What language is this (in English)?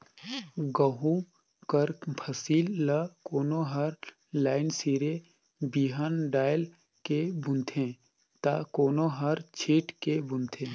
Chhattisgarhi